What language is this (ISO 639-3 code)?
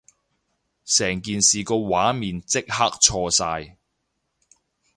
yue